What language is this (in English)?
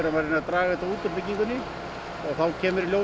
Icelandic